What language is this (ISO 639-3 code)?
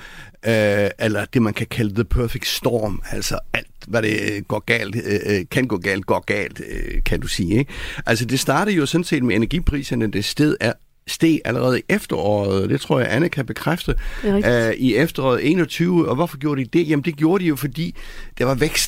dan